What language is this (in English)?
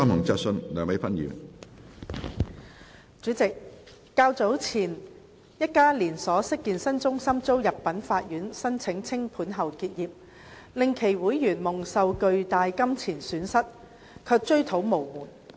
Cantonese